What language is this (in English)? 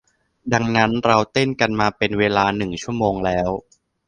Thai